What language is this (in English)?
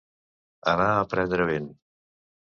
Catalan